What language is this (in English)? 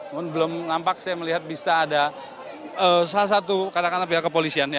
Indonesian